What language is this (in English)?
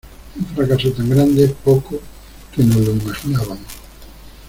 Spanish